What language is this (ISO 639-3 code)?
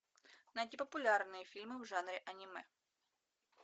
rus